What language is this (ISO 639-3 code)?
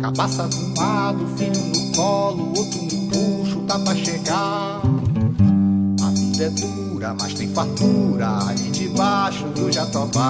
por